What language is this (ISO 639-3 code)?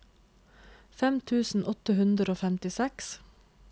nor